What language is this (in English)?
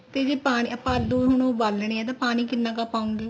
Punjabi